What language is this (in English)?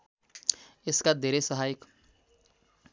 Nepali